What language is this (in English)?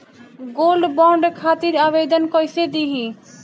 Bhojpuri